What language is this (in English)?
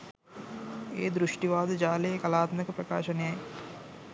Sinhala